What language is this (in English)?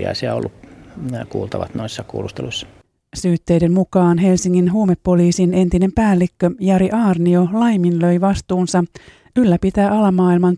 Finnish